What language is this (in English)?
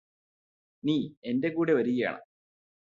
Malayalam